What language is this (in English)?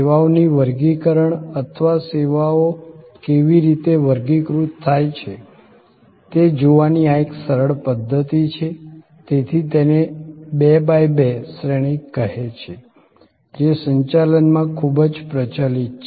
Gujarati